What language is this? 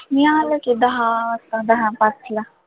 Marathi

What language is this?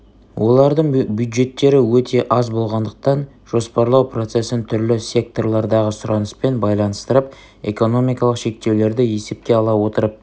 Kazakh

